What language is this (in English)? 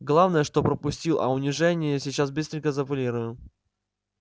Russian